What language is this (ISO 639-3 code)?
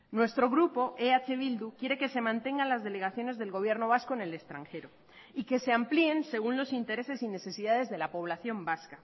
spa